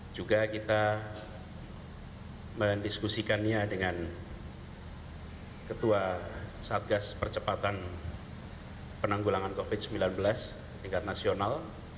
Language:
Indonesian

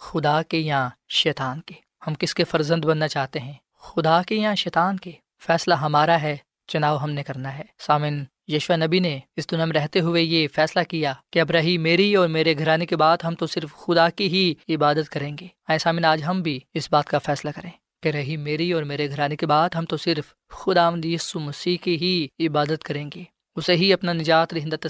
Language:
Urdu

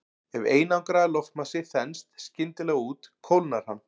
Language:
Icelandic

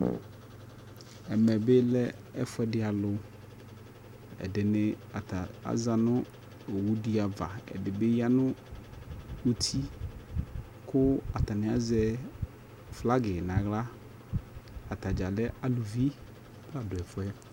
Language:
Ikposo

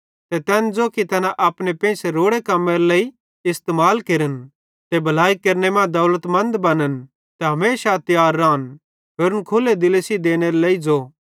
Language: Bhadrawahi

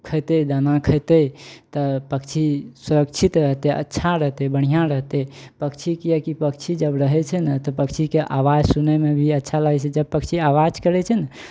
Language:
Maithili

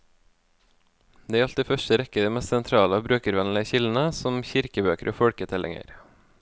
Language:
Norwegian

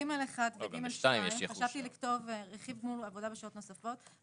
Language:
Hebrew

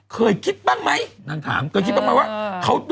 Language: Thai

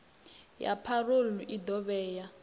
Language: Venda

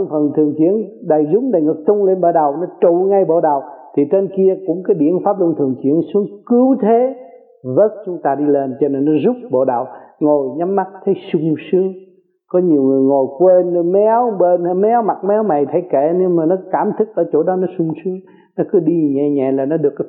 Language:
Vietnamese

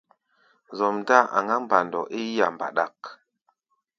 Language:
Gbaya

